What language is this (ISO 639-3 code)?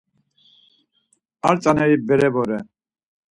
lzz